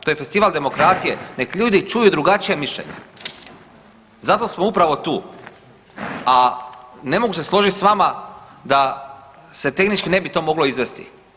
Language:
Croatian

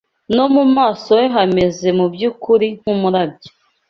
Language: Kinyarwanda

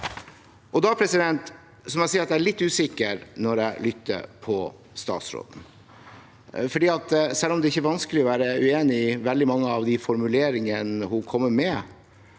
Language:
Norwegian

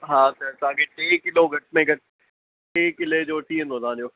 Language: Sindhi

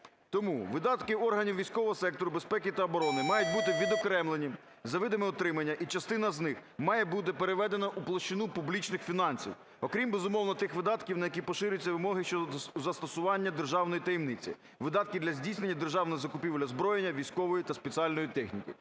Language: Ukrainian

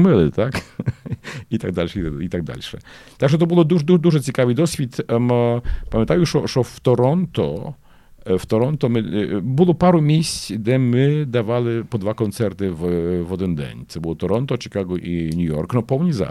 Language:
Ukrainian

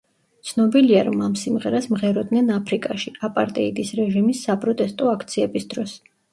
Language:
Georgian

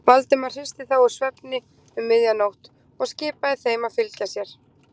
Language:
Icelandic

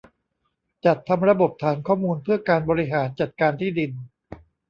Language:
Thai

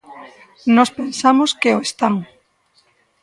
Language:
Galician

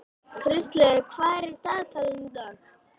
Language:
Icelandic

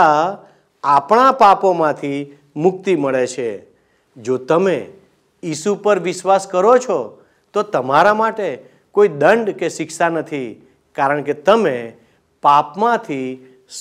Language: Gujarati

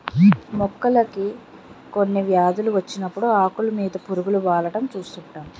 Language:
Telugu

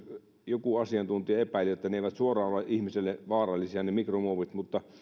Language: Finnish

